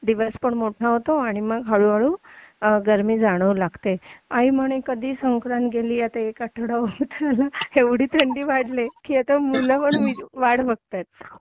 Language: Marathi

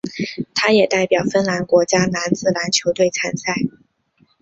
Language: Chinese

